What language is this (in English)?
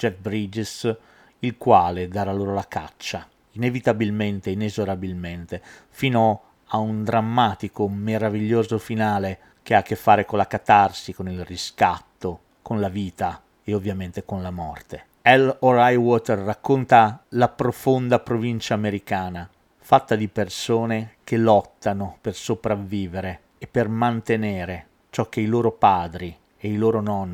Italian